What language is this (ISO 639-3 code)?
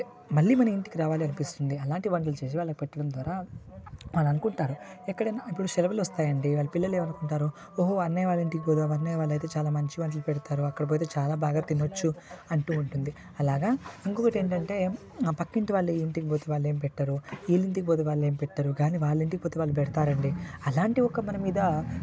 tel